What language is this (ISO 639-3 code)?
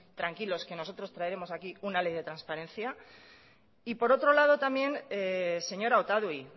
spa